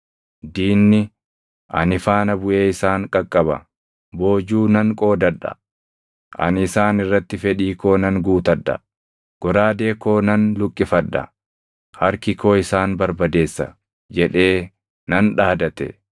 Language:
Oromo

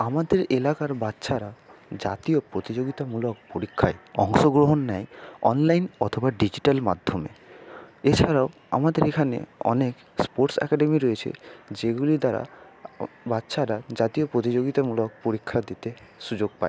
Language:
Bangla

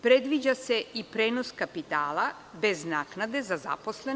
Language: Serbian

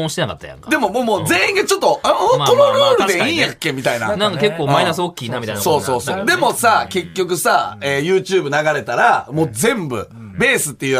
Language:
Japanese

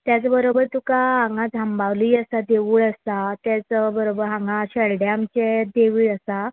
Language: Konkani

